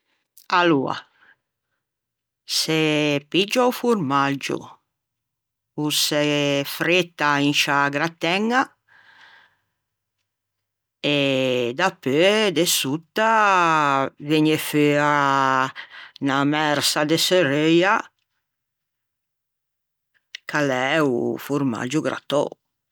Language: Ligurian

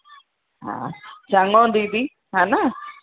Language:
Sindhi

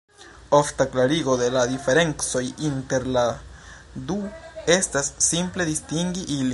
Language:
Esperanto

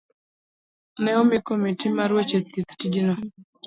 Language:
Luo (Kenya and Tanzania)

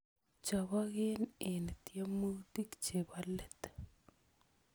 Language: Kalenjin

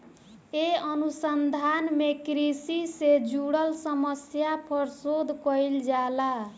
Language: Bhojpuri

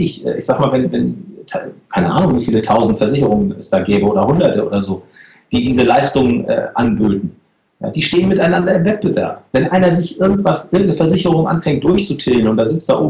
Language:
German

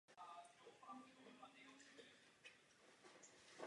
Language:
Czech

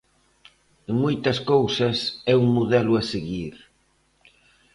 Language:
Galician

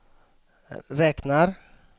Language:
Swedish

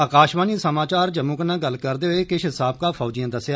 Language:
Dogri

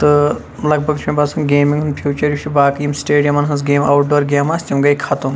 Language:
Kashmiri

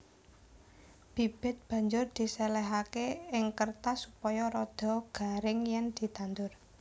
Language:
Javanese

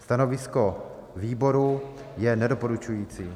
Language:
Czech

